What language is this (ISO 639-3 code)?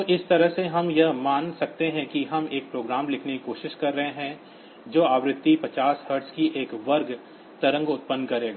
hin